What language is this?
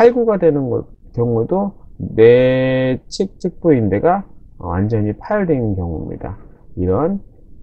Korean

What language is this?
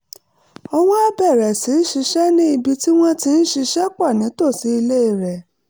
Yoruba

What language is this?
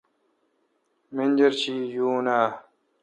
Kalkoti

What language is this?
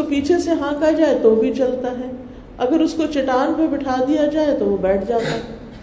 Urdu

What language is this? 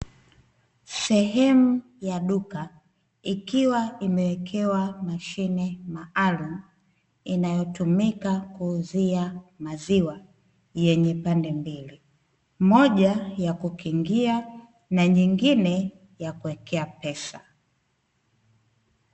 Swahili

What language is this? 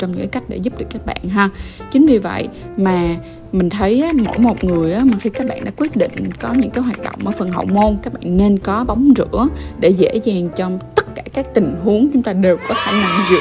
Vietnamese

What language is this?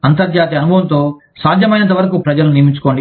Telugu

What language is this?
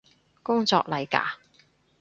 Cantonese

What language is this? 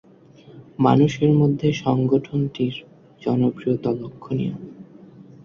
Bangla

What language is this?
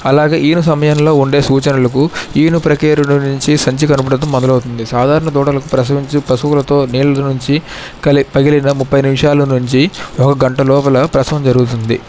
Telugu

